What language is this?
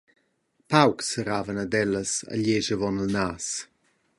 Romansh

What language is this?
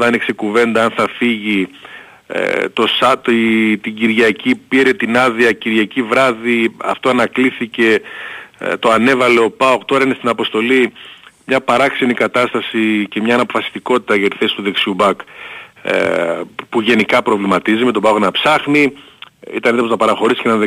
Greek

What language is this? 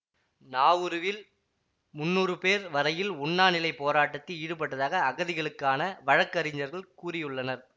Tamil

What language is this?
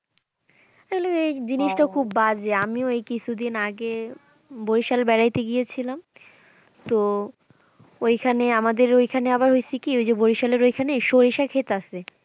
Bangla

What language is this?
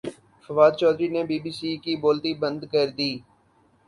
Urdu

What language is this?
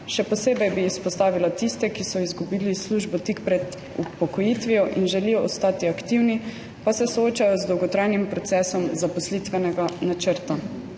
Slovenian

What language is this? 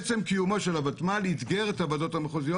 Hebrew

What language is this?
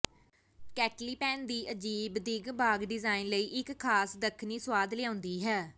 Punjabi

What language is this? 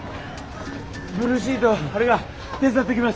Japanese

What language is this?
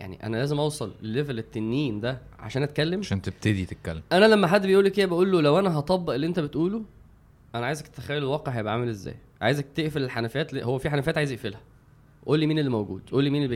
Arabic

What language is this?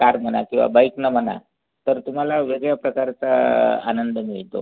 Marathi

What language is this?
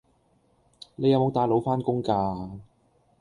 Cantonese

